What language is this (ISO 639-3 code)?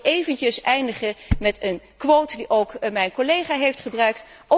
nld